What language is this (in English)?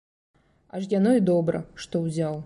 Belarusian